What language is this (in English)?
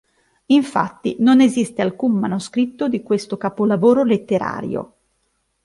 Italian